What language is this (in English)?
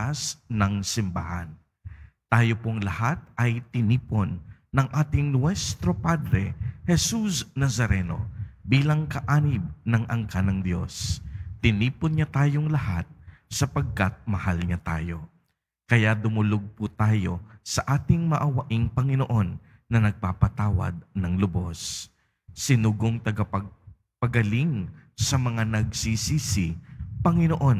Filipino